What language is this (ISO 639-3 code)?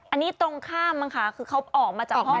tha